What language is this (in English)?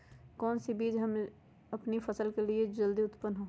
Magahi